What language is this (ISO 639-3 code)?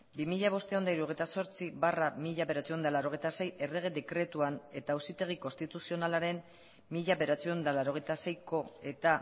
eus